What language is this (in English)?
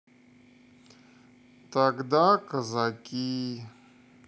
Russian